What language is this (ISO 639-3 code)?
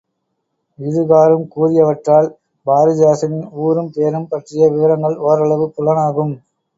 tam